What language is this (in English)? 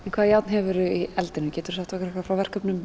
Icelandic